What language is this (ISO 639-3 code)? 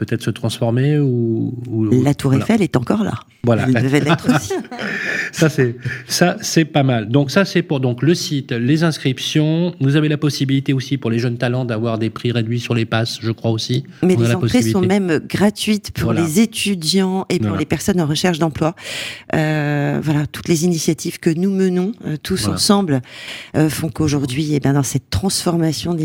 fra